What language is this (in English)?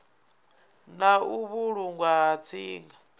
Venda